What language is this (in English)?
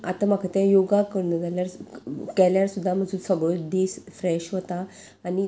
Konkani